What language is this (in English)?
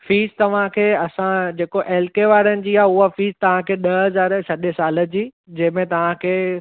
Sindhi